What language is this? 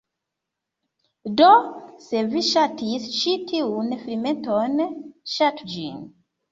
Esperanto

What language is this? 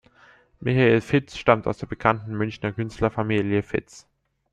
German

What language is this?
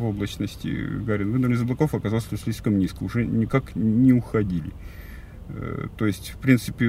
Russian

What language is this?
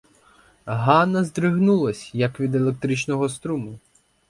Ukrainian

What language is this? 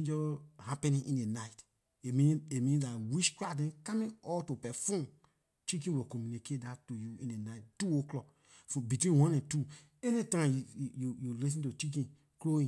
Liberian English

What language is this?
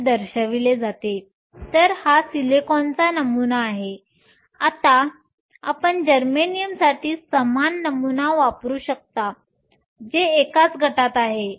Marathi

